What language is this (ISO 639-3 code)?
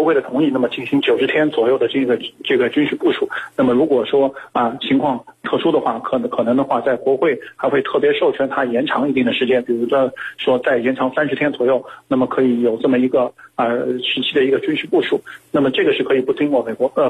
zho